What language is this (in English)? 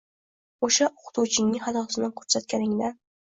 Uzbek